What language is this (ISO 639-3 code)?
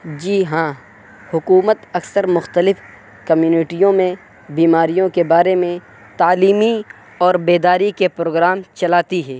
urd